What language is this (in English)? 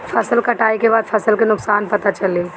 Bhojpuri